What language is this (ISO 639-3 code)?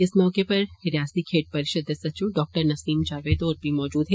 doi